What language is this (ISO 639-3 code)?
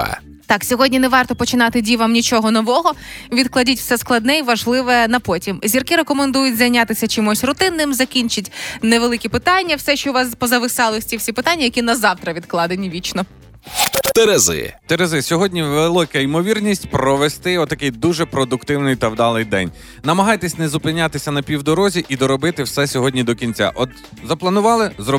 ukr